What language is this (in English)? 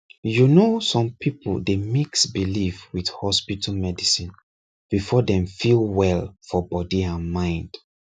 Nigerian Pidgin